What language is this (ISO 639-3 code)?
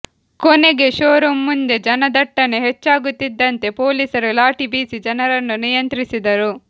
kan